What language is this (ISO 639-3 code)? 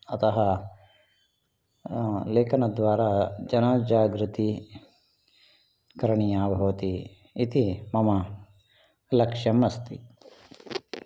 san